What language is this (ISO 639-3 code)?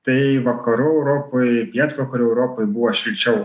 lit